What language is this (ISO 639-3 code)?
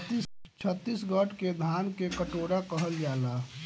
bho